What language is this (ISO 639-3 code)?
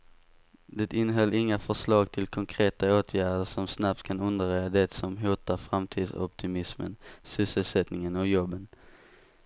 swe